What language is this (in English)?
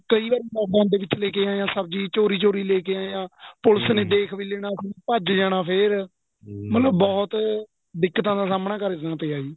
Punjabi